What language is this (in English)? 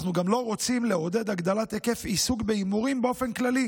Hebrew